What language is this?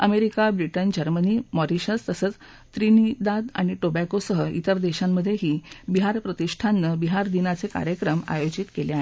Marathi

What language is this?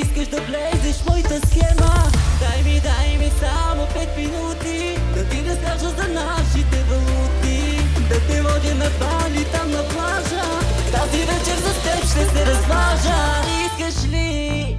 Bulgarian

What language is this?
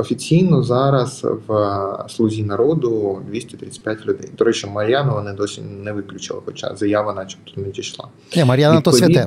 Ukrainian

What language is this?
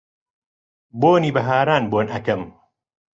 Central Kurdish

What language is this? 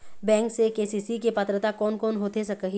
Chhattisgarhi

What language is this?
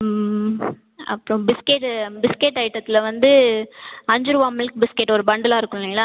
Tamil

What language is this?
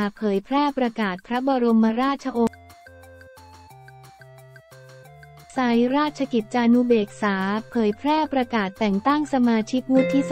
Thai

